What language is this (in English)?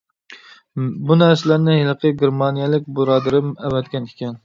Uyghur